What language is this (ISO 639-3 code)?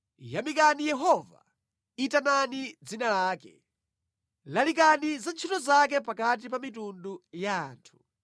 nya